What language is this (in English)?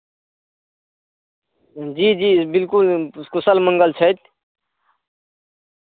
Maithili